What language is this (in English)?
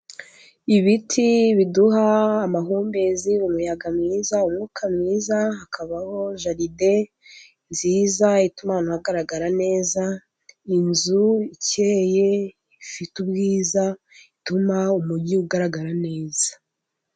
Kinyarwanda